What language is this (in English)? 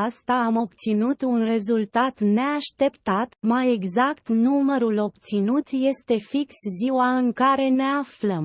Romanian